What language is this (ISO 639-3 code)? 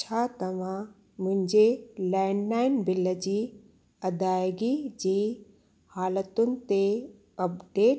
snd